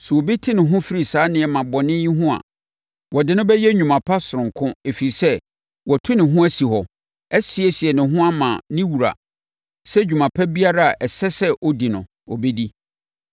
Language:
Akan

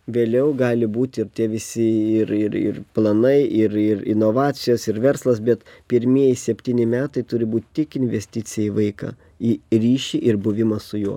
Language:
Lithuanian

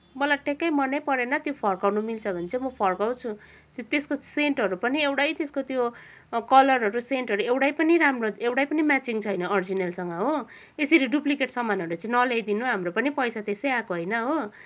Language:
Nepali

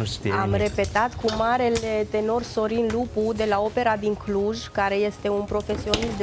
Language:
Romanian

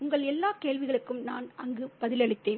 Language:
Tamil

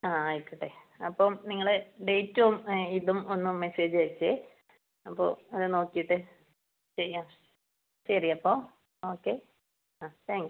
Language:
Malayalam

